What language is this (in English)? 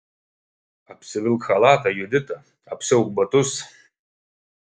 Lithuanian